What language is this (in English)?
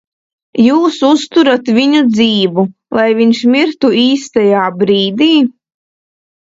Latvian